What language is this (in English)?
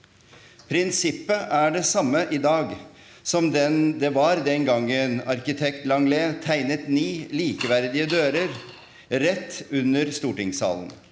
Norwegian